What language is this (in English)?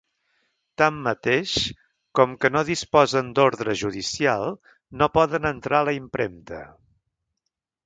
Catalan